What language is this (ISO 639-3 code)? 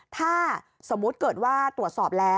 tha